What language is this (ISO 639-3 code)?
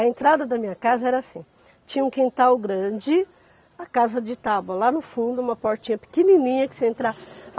por